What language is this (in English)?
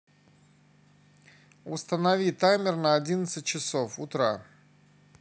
Russian